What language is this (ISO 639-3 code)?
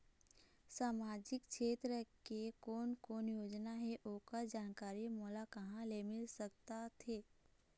hne